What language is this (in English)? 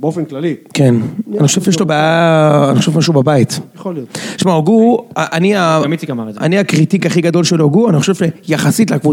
Hebrew